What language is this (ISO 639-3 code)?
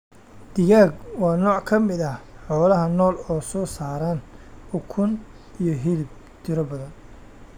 som